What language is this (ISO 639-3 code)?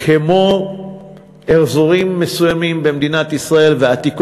heb